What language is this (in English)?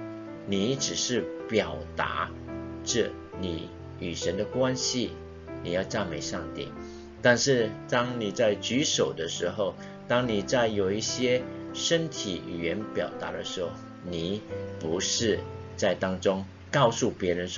Chinese